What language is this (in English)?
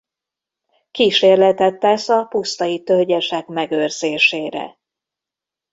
Hungarian